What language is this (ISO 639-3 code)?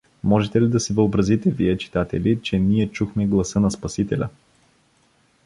bul